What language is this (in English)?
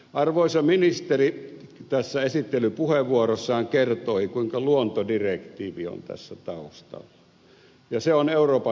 Finnish